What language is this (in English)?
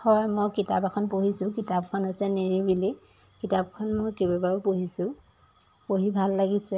Assamese